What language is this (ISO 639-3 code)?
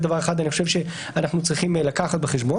heb